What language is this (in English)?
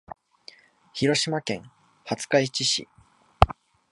Japanese